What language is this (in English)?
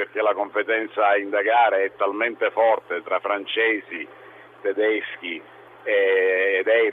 Italian